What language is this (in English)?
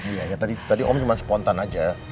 Indonesian